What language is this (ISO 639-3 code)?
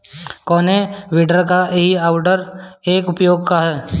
bho